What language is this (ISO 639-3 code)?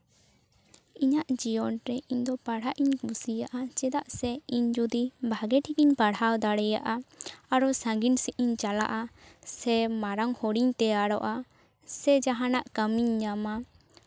sat